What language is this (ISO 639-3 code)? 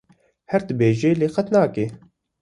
kur